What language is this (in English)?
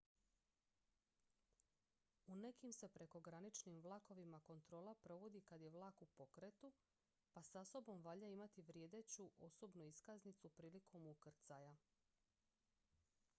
Croatian